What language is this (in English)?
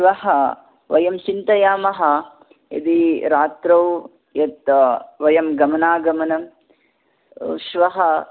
Sanskrit